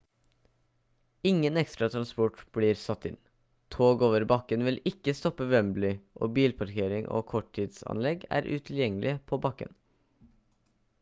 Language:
Norwegian Bokmål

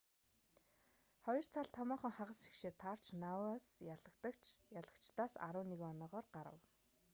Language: Mongolian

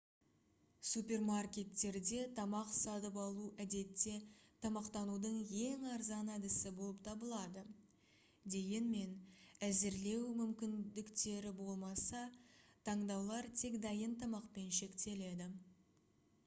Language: Kazakh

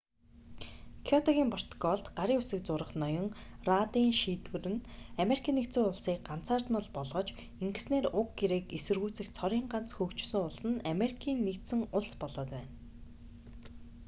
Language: Mongolian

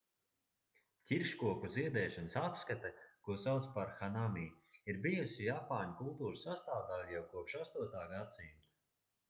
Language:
Latvian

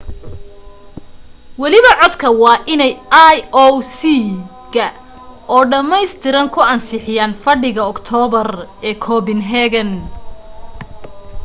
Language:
Somali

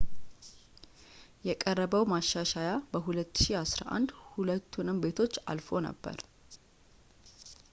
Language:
Amharic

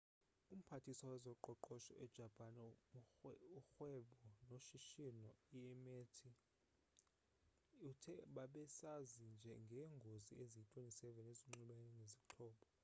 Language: Xhosa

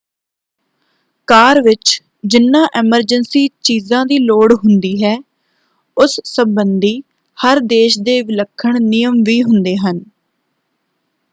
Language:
Punjabi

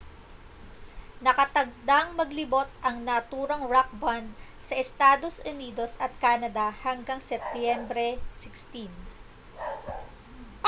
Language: Filipino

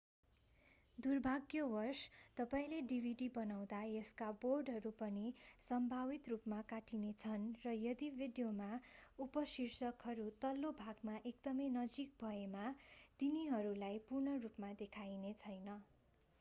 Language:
Nepali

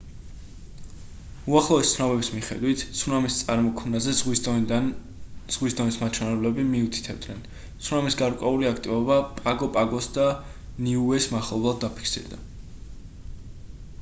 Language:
Georgian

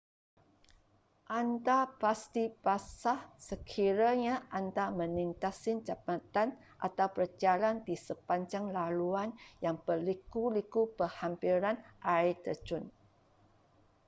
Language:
Malay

